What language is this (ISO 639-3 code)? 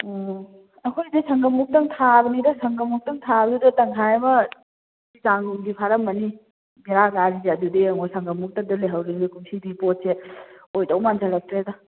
mni